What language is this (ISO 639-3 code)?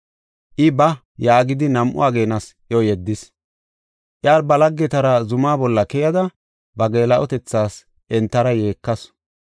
gof